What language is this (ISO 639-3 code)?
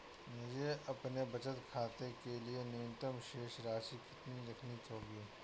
hin